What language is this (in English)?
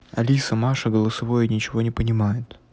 Russian